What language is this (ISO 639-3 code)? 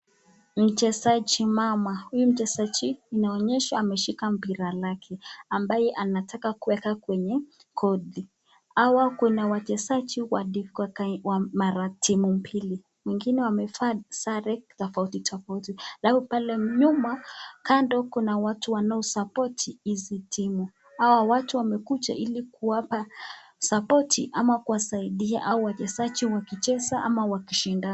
swa